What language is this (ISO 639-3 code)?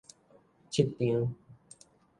nan